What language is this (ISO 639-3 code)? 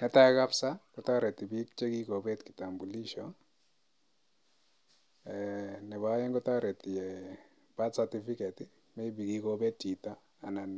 kln